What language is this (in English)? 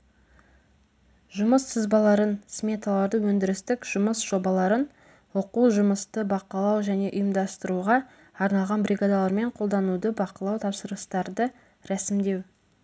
Kazakh